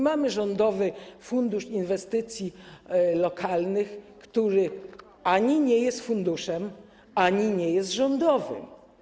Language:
Polish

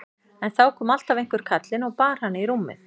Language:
Icelandic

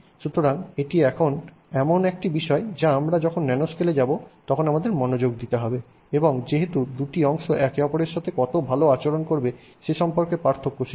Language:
Bangla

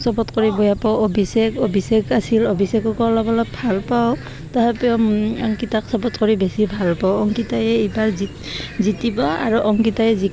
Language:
Assamese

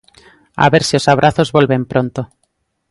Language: Galician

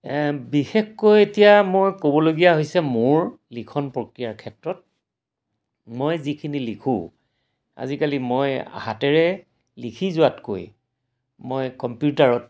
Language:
Assamese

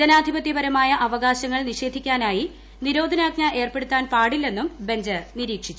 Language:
Malayalam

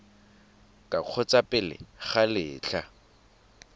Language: Tswana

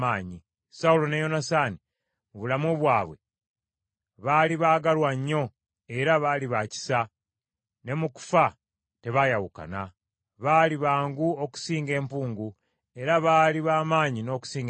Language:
Ganda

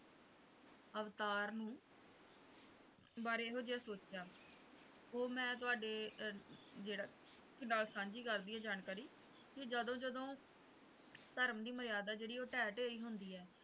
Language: Punjabi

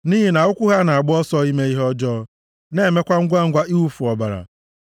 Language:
Igbo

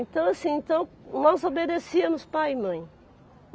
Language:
Portuguese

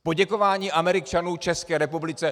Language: Czech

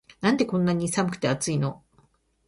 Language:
Japanese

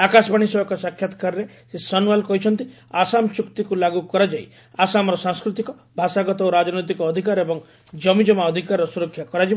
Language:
Odia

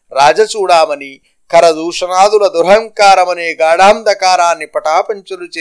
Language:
Telugu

